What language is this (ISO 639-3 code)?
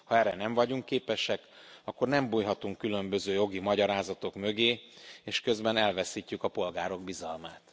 hun